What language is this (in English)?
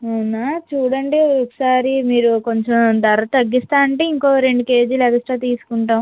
Telugu